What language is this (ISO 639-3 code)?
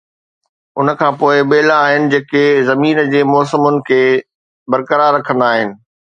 snd